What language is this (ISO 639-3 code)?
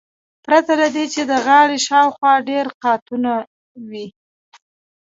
pus